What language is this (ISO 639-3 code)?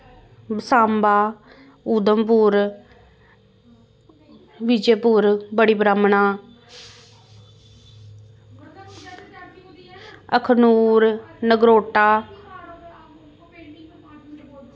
doi